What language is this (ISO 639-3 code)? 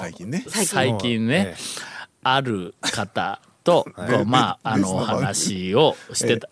jpn